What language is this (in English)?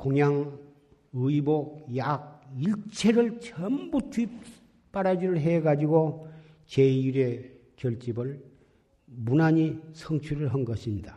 Korean